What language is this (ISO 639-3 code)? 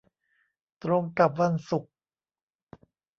tha